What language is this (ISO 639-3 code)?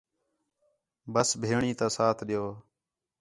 xhe